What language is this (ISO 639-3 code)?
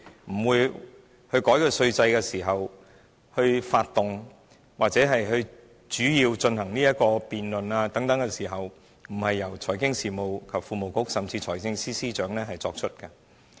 yue